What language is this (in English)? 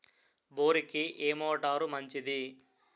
Telugu